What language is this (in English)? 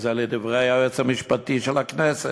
Hebrew